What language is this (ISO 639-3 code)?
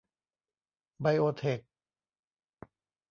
tha